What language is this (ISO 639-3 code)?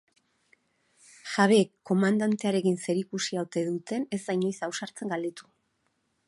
eus